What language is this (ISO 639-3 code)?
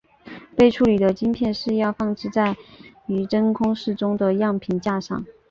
zho